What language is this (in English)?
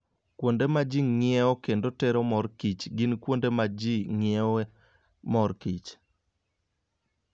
Luo (Kenya and Tanzania)